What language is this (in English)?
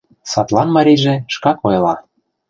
Mari